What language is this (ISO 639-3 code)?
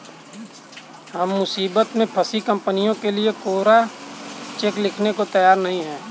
hin